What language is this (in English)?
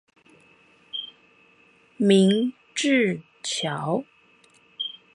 Chinese